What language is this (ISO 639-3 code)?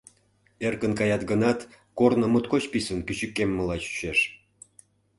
chm